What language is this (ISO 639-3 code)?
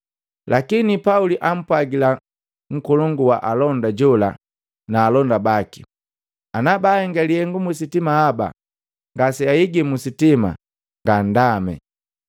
mgv